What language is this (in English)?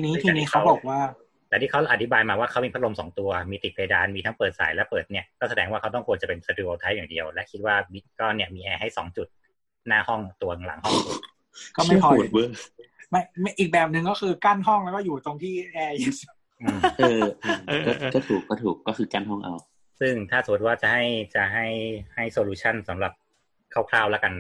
Thai